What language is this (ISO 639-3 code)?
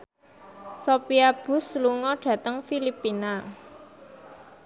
jav